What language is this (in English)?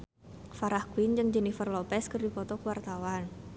Sundanese